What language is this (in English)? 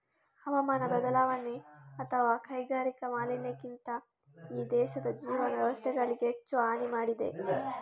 Kannada